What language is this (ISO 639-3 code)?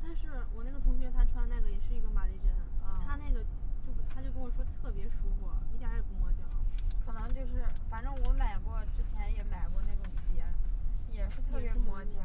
zho